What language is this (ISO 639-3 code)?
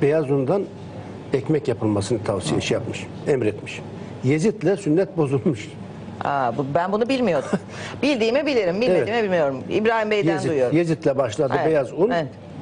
tur